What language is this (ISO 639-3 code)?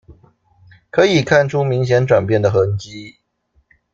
zho